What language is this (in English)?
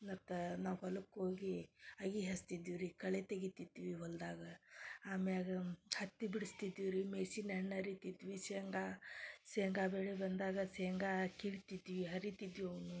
Kannada